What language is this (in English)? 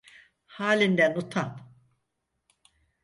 Turkish